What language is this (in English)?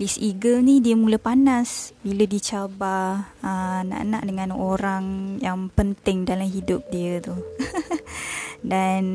Malay